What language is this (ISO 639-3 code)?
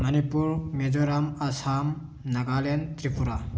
mni